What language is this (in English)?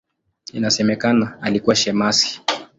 Swahili